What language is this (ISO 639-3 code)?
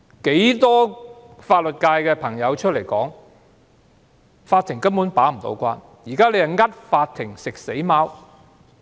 yue